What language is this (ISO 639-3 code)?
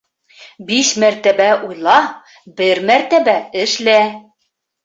bak